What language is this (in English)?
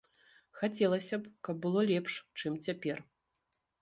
Belarusian